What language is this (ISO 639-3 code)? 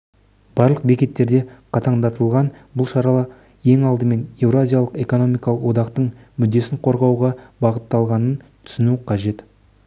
kaz